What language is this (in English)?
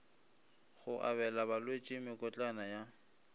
Northern Sotho